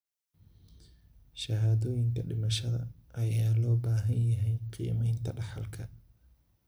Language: Somali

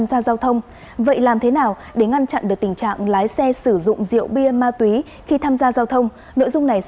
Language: Vietnamese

